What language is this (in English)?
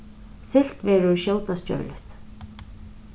Faroese